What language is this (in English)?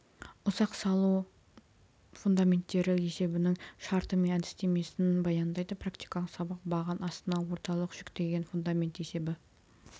Kazakh